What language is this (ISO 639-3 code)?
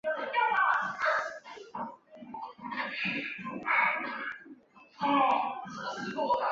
zho